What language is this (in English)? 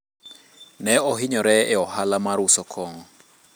Luo (Kenya and Tanzania)